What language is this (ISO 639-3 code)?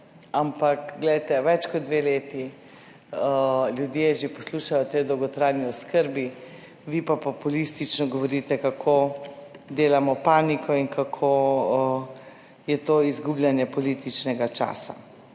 slv